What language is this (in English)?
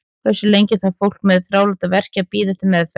Icelandic